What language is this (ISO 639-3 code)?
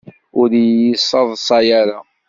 kab